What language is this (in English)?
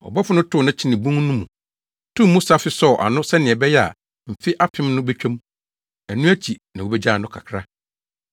Akan